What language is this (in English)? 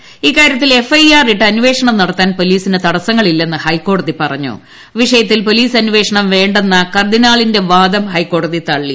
Malayalam